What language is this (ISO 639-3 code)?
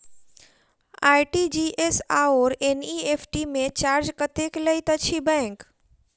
mai